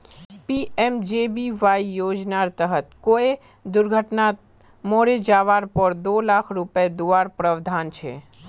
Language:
Magahi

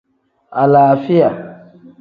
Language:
Tem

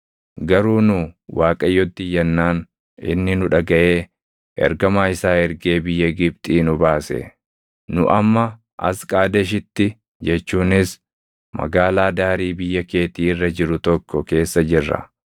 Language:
Oromo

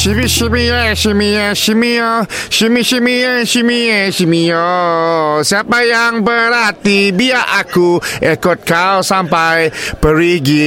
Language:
Malay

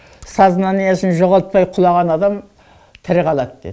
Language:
Kazakh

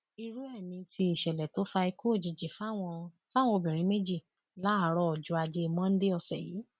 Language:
Yoruba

